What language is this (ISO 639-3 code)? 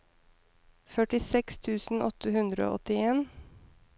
nor